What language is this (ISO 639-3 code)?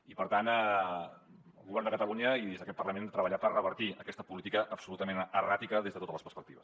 cat